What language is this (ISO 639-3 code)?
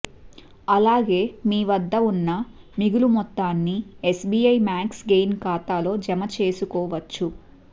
tel